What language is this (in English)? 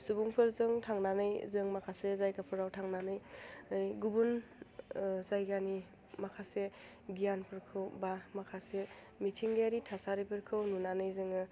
Bodo